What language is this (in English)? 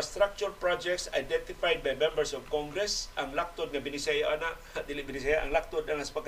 Filipino